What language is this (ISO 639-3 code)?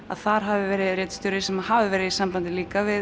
isl